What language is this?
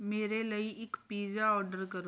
Punjabi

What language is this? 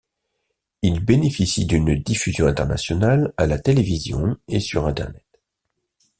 French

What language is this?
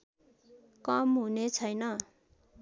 Nepali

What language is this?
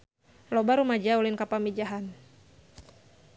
Sundanese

